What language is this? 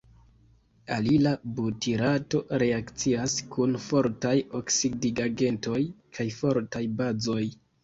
Esperanto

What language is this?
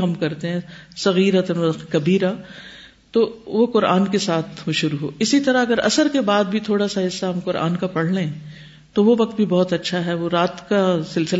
Urdu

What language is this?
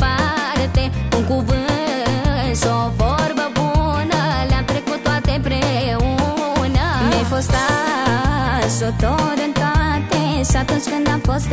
Romanian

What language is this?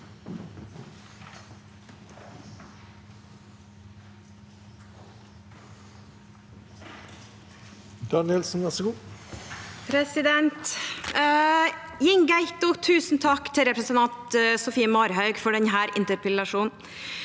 Norwegian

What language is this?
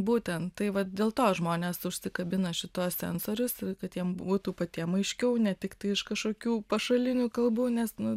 Lithuanian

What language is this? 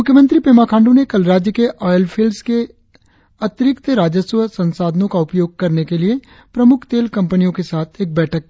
Hindi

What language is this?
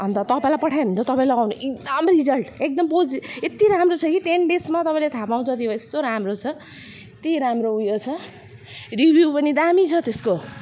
Nepali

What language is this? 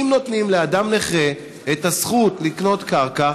Hebrew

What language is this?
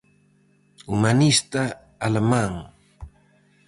Galician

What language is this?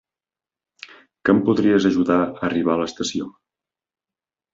Catalan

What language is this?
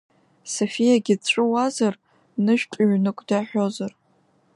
Abkhazian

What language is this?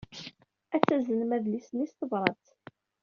Kabyle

